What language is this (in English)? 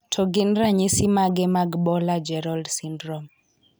Luo (Kenya and Tanzania)